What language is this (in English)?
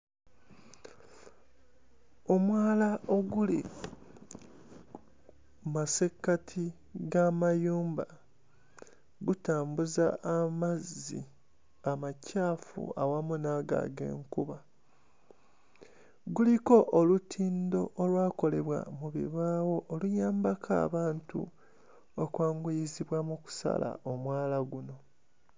Ganda